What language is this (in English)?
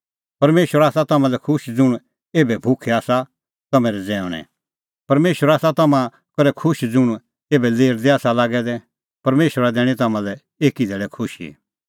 Kullu Pahari